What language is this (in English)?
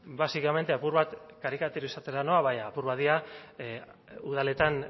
Basque